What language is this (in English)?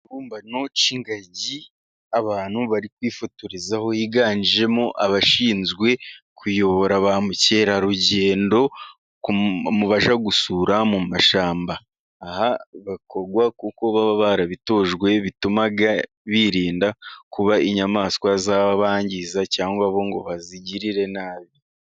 Kinyarwanda